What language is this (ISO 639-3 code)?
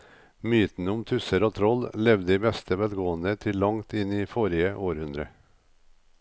nor